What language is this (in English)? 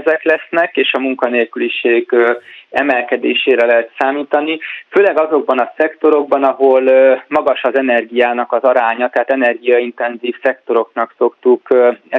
Hungarian